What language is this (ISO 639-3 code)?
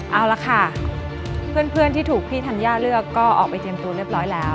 tha